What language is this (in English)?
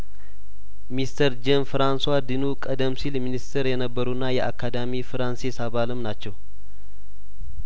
Amharic